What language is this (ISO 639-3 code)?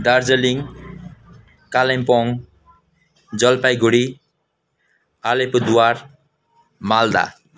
nep